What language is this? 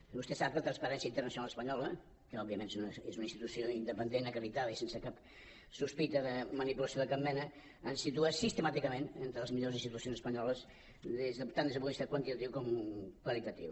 Catalan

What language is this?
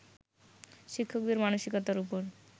Bangla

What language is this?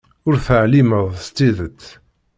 Kabyle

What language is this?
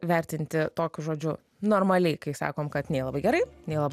Lithuanian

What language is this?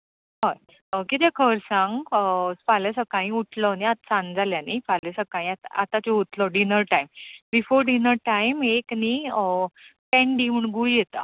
Konkani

